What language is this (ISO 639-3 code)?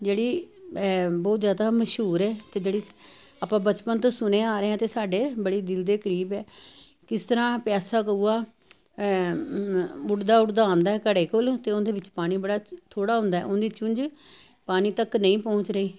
pan